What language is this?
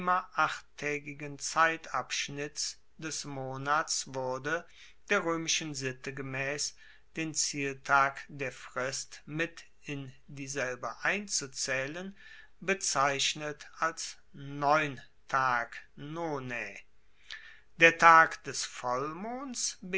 German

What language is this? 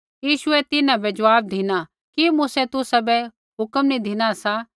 Kullu Pahari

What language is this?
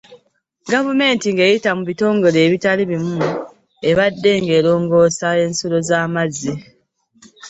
Ganda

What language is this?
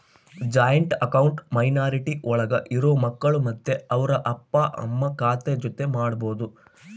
Kannada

